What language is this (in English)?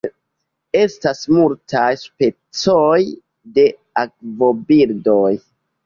Esperanto